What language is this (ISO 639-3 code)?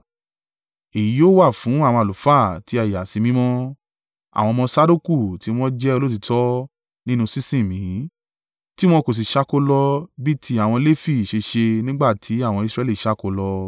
yor